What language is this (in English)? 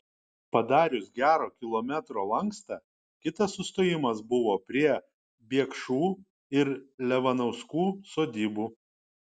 Lithuanian